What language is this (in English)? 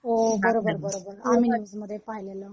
Marathi